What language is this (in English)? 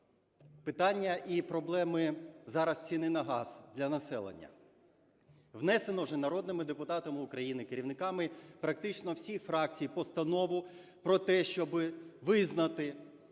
Ukrainian